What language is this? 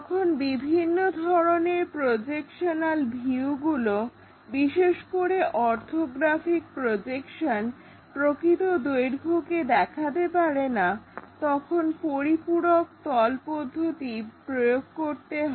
Bangla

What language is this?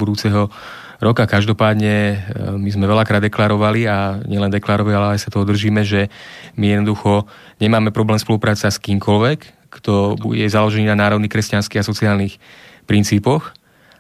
Slovak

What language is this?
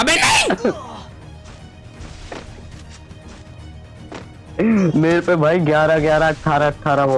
Hindi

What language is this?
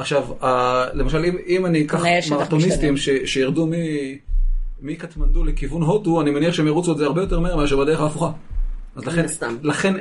Hebrew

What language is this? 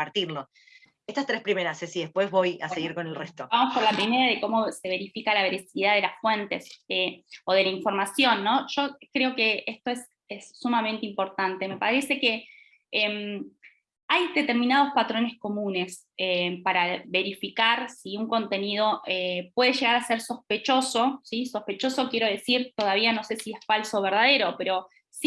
Spanish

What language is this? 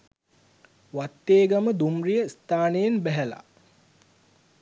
Sinhala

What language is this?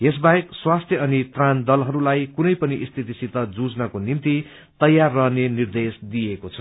Nepali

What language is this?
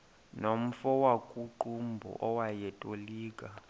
Xhosa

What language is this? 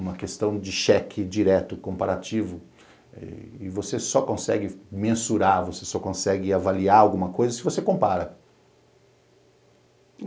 Portuguese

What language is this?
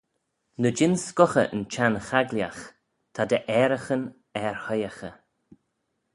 Manx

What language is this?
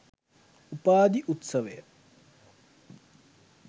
Sinhala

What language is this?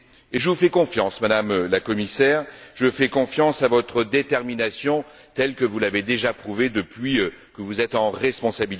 French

